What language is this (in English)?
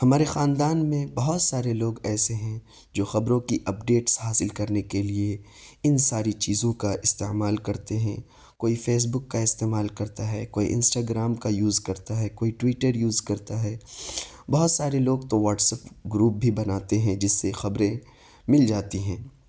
Urdu